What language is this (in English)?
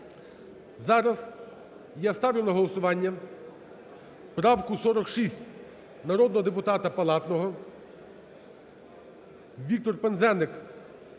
Ukrainian